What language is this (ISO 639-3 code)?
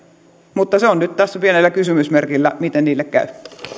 fin